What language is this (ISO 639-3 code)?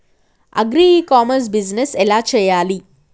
tel